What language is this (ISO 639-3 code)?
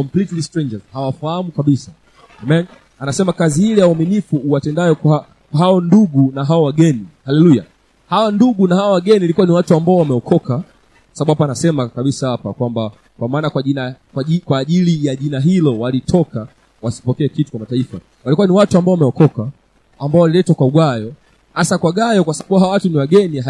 swa